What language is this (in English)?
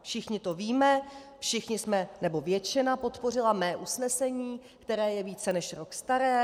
Czech